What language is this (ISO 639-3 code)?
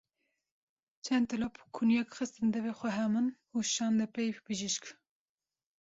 kur